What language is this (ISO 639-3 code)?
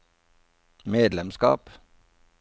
nor